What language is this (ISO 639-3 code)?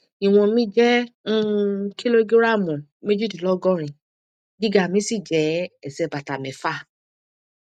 yor